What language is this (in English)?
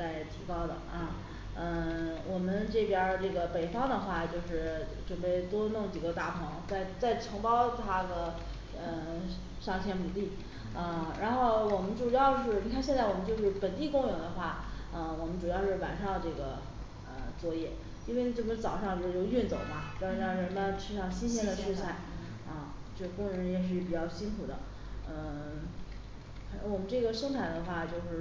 Chinese